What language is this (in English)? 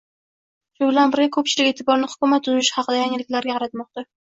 Uzbek